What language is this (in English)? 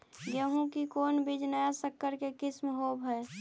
Magahi